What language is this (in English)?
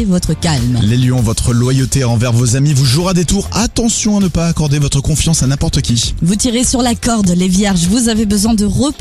French